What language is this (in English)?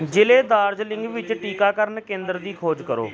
Punjabi